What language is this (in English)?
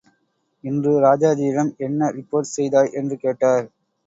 Tamil